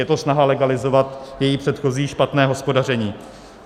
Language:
Czech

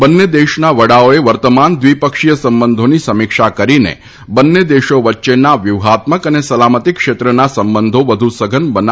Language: Gujarati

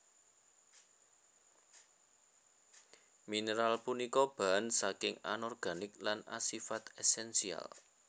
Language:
Javanese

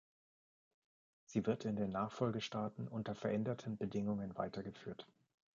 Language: German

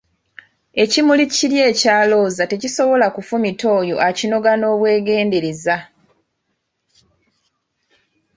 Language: Ganda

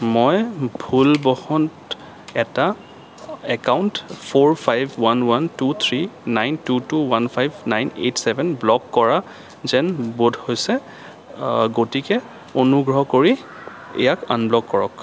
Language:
Assamese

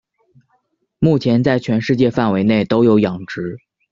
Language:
Chinese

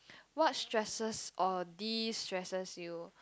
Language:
English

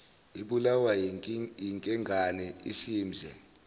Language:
Zulu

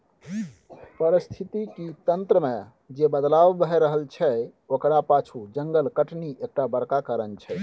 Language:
Maithili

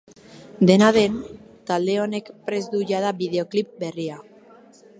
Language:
Basque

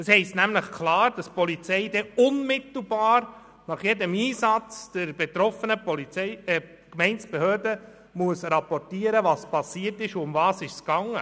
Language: Swiss German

